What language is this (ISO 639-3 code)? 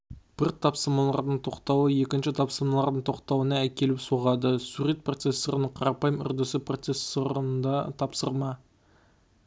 kaz